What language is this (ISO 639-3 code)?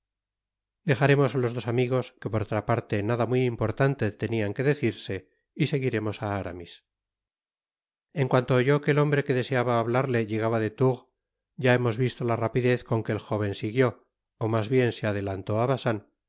spa